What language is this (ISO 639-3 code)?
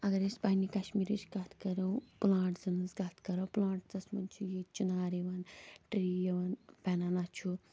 kas